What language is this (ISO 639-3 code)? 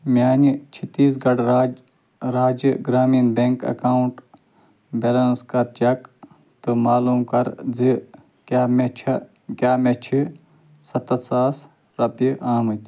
kas